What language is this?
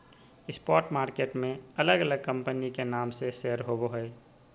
Magahi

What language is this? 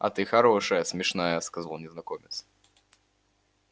Russian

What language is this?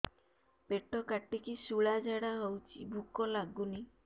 Odia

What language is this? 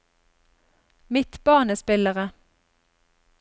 Norwegian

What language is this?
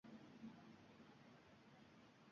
Uzbek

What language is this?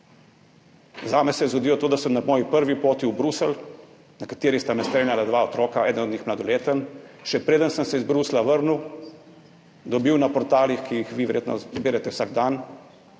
Slovenian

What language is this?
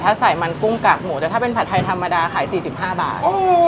Thai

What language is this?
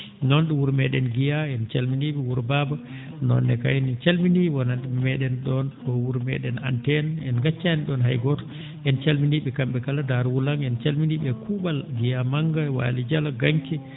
Fula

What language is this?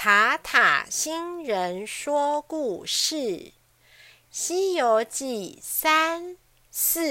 Chinese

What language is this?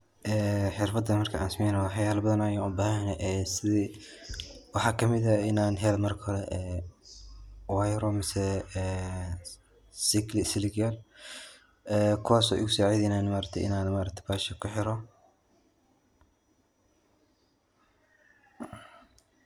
Somali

